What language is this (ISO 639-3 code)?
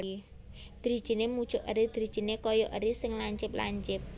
jav